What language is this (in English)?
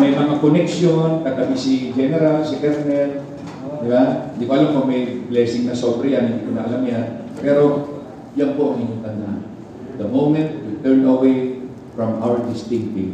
Filipino